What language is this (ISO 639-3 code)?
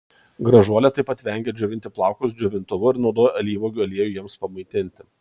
lit